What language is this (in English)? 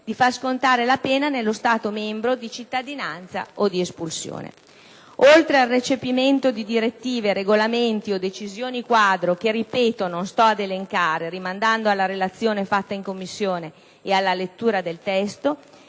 Italian